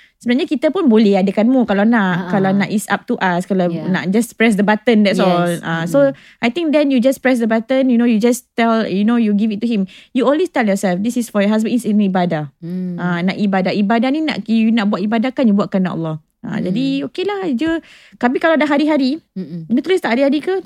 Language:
Malay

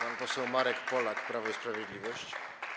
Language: Polish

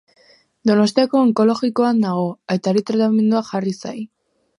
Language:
Basque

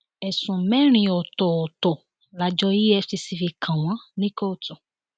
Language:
Yoruba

